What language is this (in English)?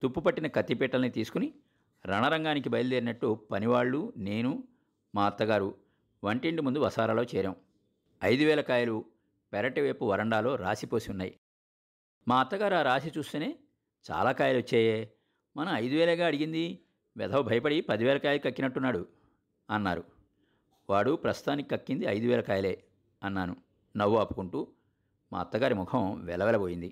Telugu